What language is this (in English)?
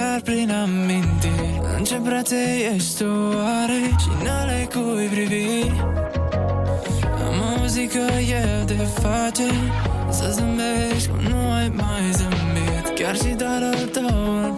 Romanian